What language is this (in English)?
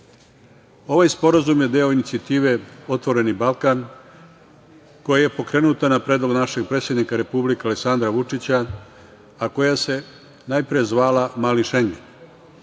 Serbian